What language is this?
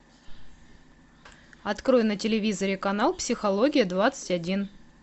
Russian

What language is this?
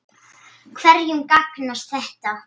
Icelandic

